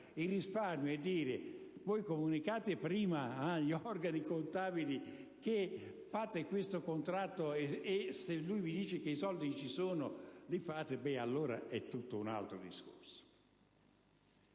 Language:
Italian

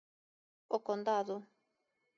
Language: Galician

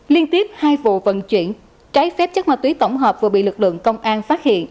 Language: Vietnamese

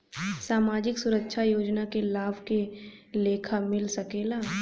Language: Bhojpuri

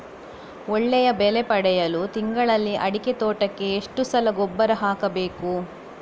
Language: Kannada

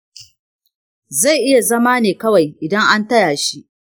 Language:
Hausa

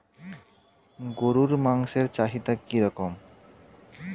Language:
Bangla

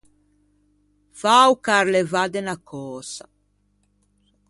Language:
Ligurian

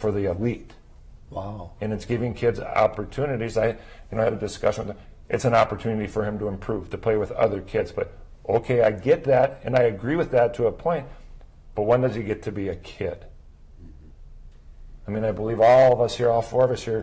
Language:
English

